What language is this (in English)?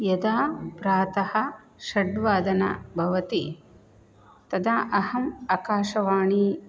Sanskrit